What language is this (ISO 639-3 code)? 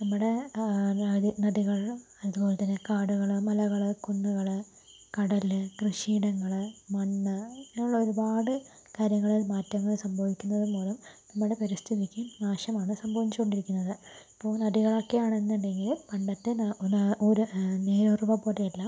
mal